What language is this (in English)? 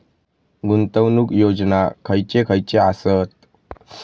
Marathi